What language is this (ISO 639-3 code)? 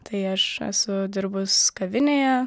lit